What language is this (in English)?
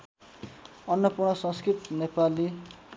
Nepali